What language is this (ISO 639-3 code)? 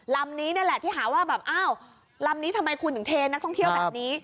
tha